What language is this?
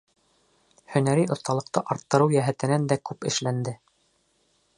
Bashkir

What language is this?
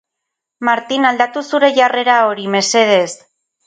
Basque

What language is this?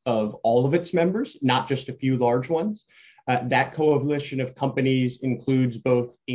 English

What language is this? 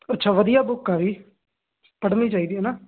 Punjabi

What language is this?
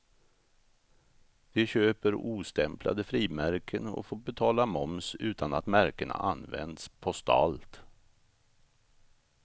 Swedish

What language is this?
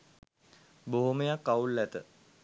Sinhala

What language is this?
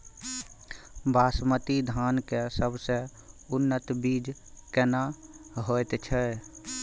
Maithili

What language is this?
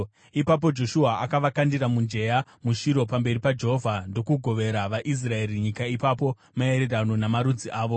Shona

